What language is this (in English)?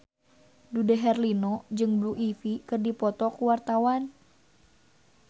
Sundanese